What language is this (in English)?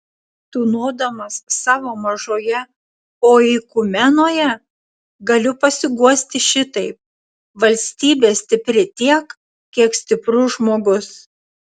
Lithuanian